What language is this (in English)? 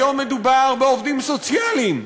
Hebrew